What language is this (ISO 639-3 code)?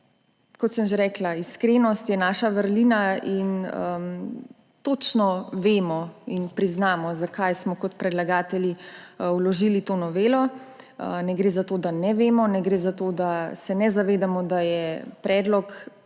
slv